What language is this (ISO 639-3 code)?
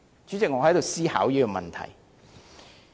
yue